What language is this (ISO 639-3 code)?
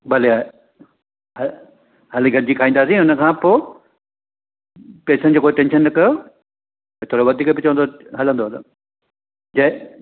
snd